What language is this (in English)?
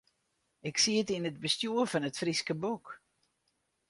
Western Frisian